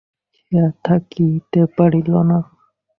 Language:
Bangla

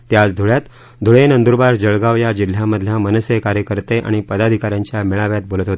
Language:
Marathi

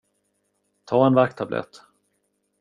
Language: Swedish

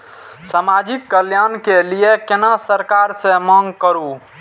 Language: Maithili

